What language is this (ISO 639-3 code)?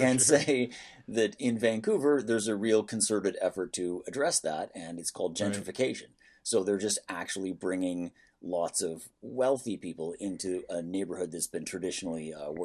eng